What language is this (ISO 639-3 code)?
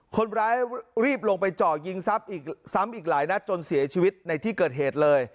tha